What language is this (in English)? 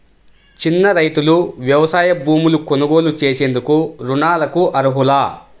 Telugu